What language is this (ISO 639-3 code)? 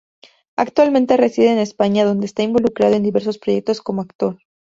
spa